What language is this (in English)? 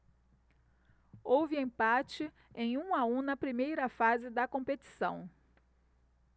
Portuguese